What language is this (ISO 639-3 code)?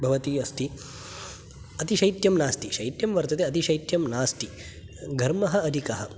san